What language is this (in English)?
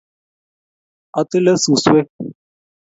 Kalenjin